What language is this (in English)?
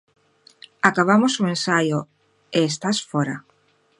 Galician